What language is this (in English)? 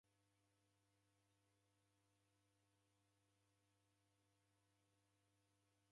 Taita